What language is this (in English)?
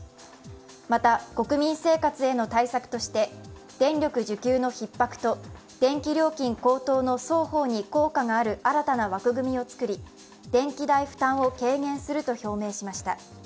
Japanese